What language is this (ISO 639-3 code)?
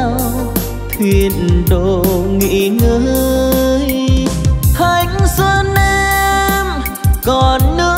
vie